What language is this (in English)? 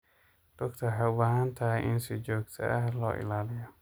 Somali